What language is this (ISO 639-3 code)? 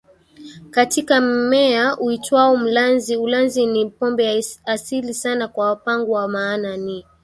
swa